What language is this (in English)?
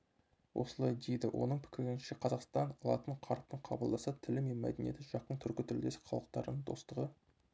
Kazakh